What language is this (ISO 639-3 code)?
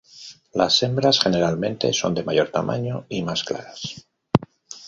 spa